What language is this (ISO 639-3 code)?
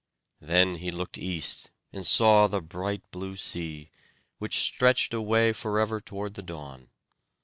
eng